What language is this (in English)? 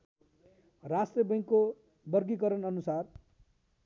Nepali